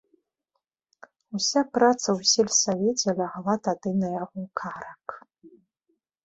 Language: Belarusian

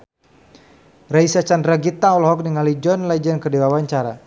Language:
Sundanese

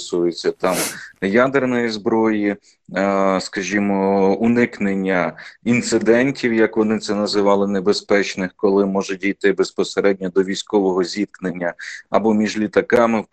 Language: Ukrainian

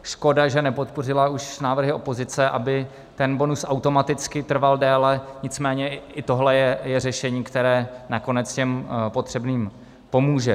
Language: Czech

